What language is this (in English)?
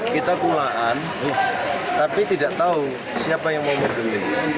Indonesian